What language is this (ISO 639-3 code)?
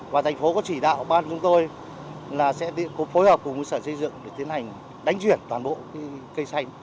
vie